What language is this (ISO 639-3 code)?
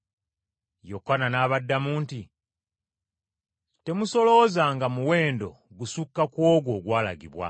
lug